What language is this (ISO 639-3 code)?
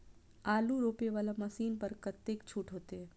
mai